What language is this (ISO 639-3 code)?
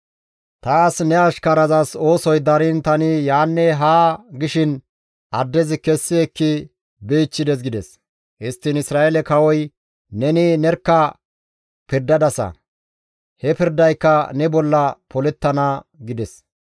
gmv